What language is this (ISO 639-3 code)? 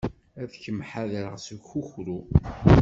kab